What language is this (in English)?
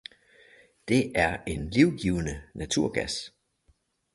Danish